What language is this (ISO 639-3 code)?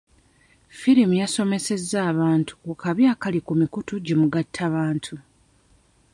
lug